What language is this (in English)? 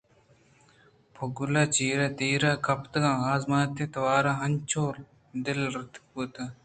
Eastern Balochi